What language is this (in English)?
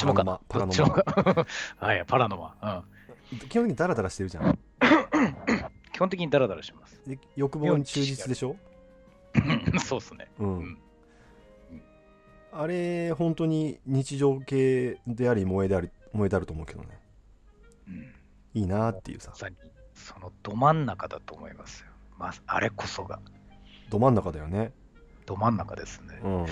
Japanese